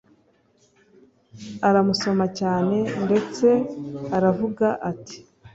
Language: Kinyarwanda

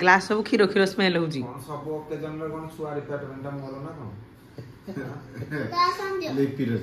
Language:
Hindi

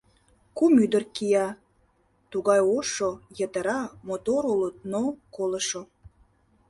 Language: Mari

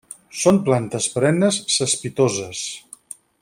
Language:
Catalan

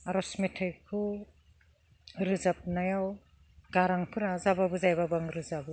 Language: Bodo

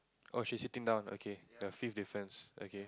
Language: English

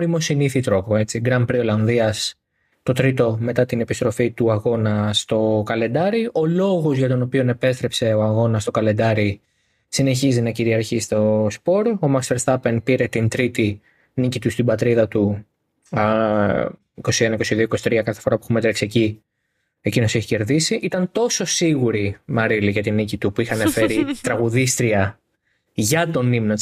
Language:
Greek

